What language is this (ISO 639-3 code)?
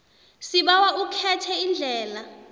nbl